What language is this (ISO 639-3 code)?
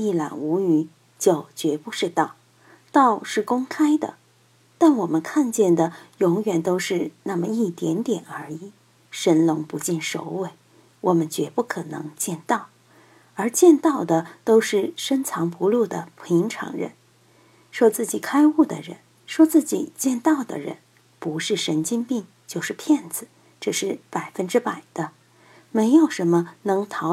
zho